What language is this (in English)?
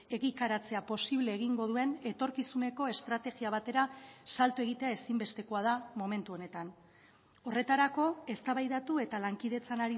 Basque